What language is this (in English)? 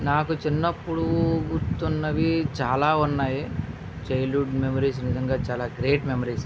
Telugu